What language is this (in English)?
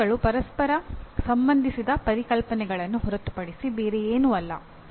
Kannada